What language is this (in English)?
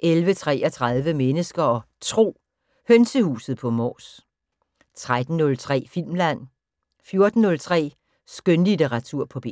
Danish